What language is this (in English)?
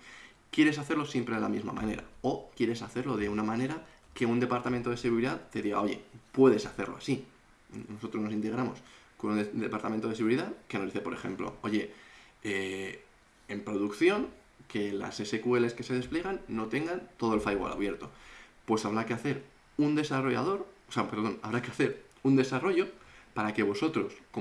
Spanish